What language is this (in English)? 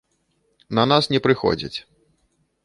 Belarusian